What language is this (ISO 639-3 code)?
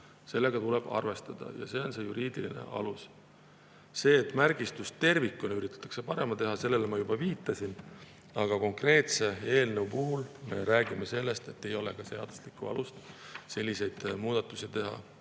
est